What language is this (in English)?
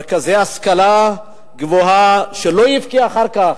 Hebrew